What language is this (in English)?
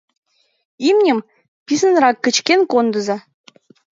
Mari